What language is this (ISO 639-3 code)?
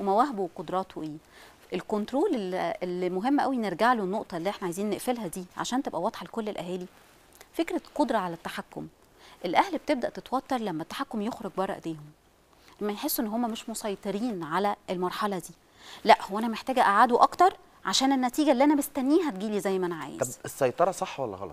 ara